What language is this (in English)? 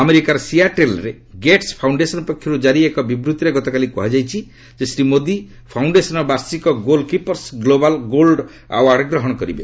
Odia